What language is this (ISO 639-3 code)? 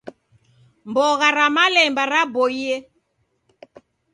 dav